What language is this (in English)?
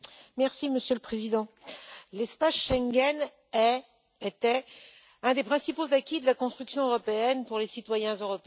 French